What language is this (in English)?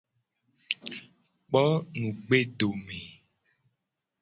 Gen